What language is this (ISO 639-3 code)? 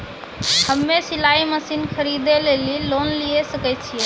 mai